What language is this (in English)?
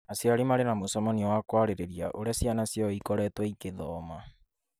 Kikuyu